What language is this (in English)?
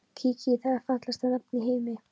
Icelandic